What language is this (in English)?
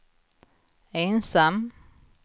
Swedish